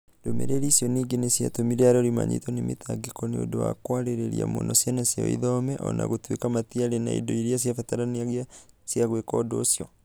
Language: Kikuyu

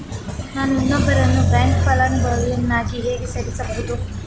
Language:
Kannada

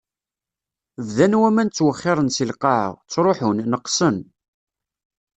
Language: Kabyle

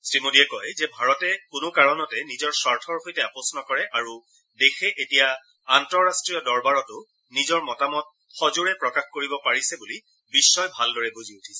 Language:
Assamese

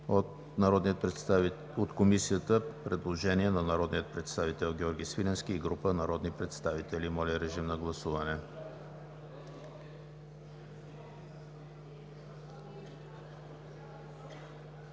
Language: Bulgarian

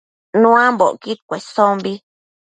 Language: Matsés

